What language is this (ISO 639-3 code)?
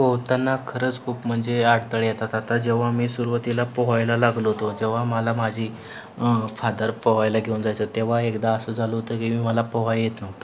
mar